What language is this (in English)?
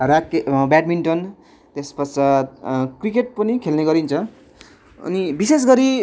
Nepali